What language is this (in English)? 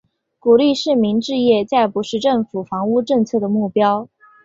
Chinese